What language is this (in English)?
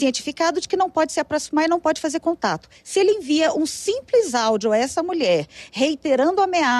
Portuguese